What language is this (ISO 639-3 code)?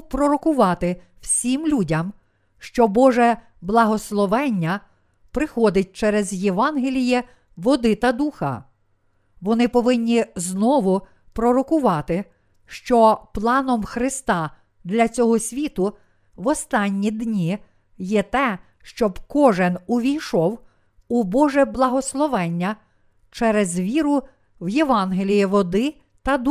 ukr